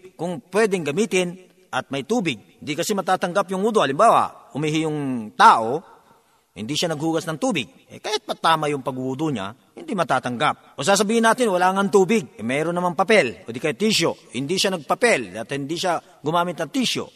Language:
Filipino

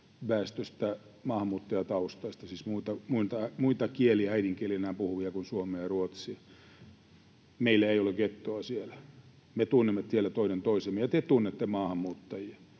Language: Finnish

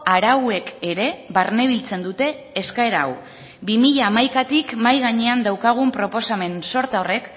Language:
Basque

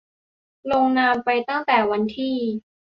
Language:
Thai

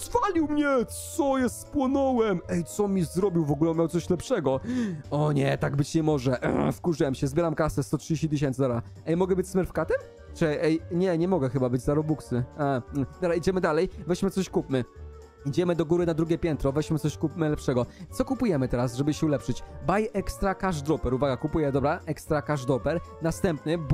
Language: Polish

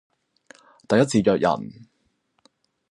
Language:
Cantonese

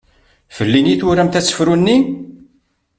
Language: Kabyle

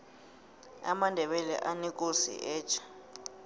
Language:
South Ndebele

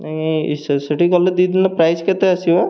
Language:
Odia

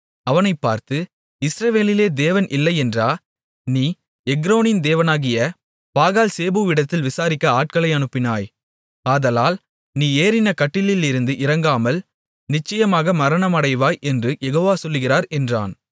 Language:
Tamil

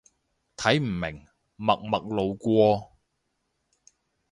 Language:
Cantonese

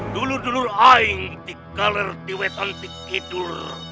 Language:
Indonesian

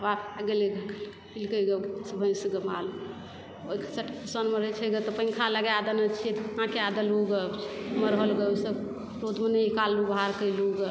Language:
Maithili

